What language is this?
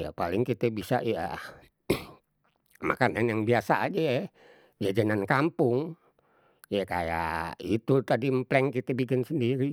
Betawi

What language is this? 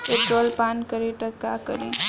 Bhojpuri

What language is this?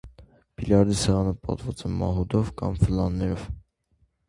Armenian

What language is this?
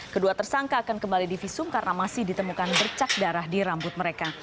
Indonesian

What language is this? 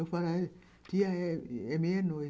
Portuguese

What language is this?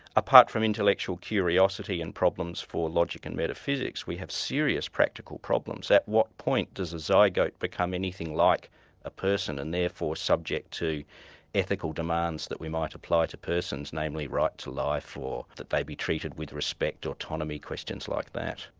English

